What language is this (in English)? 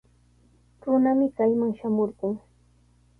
Sihuas Ancash Quechua